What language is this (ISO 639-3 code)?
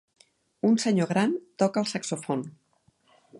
cat